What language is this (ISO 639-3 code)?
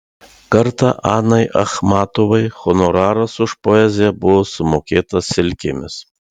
lit